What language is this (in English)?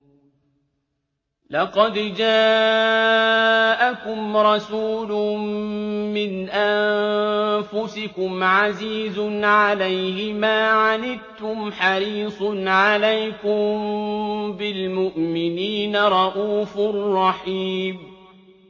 Arabic